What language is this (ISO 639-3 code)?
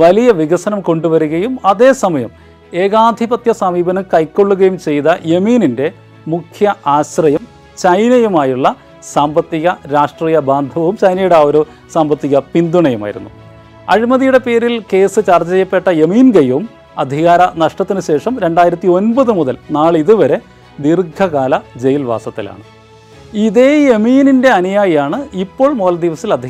mal